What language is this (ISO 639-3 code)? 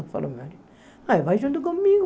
por